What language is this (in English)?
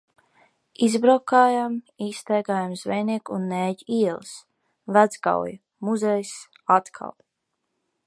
Latvian